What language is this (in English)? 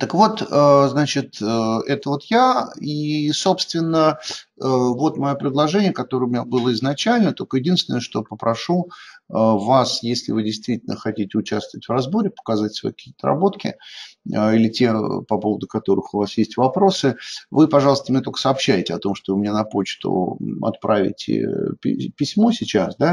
Russian